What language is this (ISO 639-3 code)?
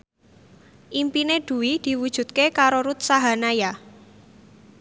jav